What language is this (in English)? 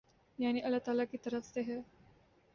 Urdu